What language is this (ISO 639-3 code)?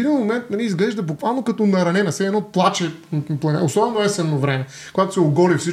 bul